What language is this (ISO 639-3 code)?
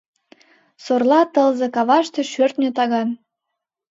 chm